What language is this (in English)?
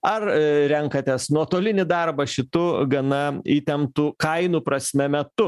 Lithuanian